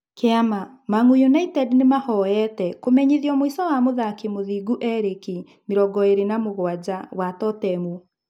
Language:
Kikuyu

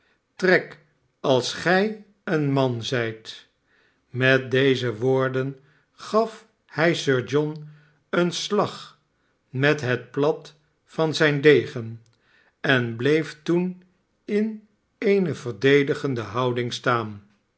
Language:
Dutch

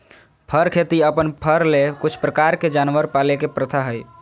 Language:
Magahi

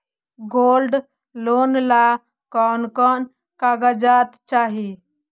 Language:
Magahi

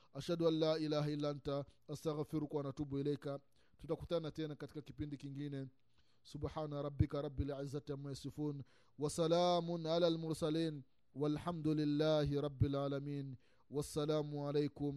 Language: Swahili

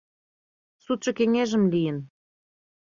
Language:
Mari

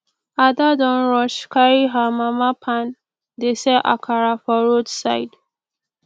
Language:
Nigerian Pidgin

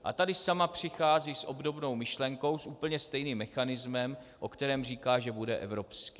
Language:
Czech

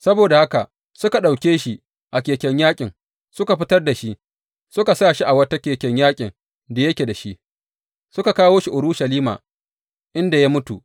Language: Hausa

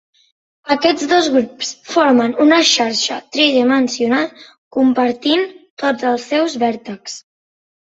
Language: Catalan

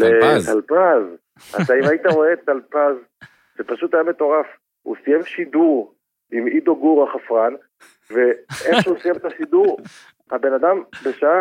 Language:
Hebrew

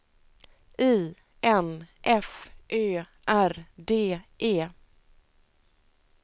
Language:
Swedish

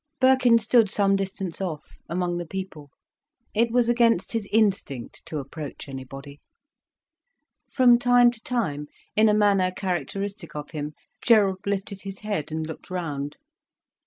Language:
English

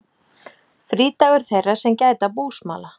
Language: Icelandic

